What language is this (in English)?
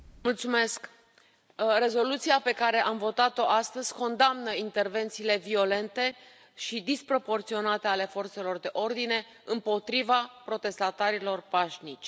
Romanian